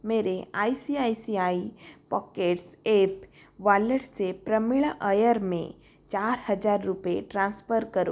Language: Hindi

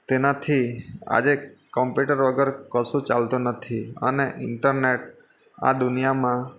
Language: Gujarati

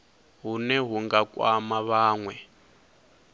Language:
Venda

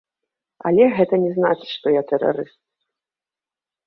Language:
Belarusian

